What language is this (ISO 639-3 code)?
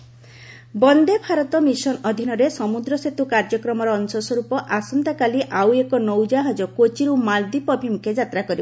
ori